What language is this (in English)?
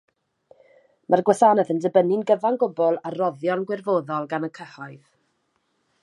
Welsh